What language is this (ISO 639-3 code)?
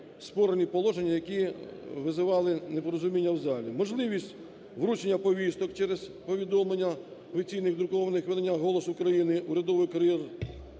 ukr